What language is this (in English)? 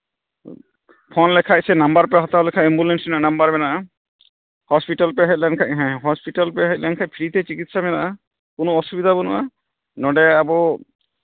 Santali